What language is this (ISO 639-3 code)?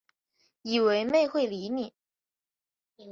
zho